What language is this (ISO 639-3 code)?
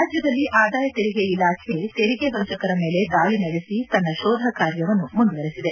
kan